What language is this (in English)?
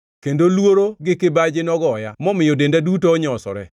Luo (Kenya and Tanzania)